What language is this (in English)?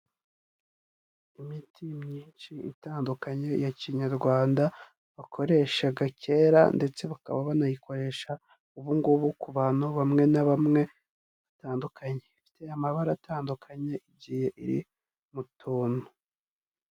Kinyarwanda